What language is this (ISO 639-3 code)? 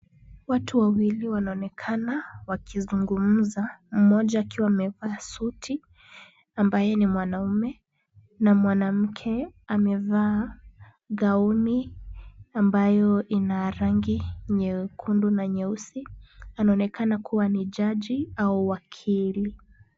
swa